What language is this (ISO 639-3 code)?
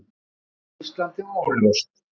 isl